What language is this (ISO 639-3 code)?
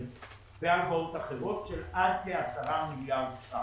heb